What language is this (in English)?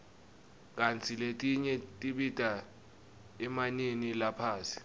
Swati